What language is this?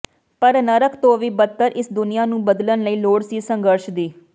Punjabi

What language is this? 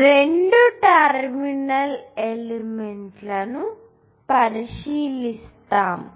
Telugu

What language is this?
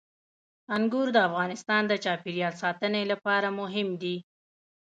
Pashto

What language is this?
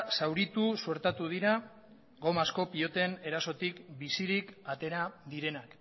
Basque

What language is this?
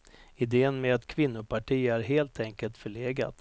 Swedish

